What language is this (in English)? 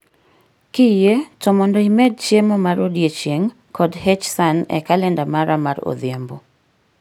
Luo (Kenya and Tanzania)